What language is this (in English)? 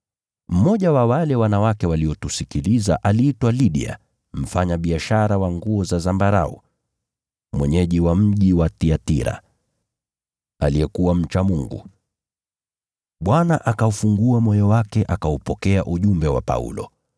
Swahili